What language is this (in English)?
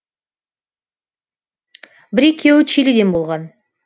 Kazakh